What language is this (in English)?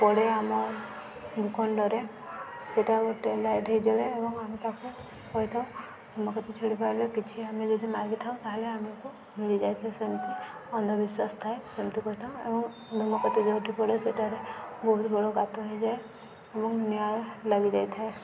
Odia